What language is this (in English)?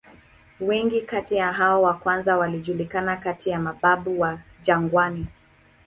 Swahili